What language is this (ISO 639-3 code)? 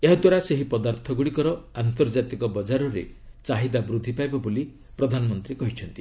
ori